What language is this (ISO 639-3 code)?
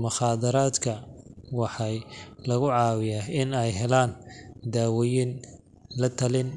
som